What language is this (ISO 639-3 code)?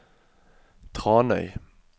nor